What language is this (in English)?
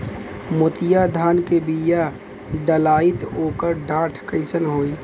Bhojpuri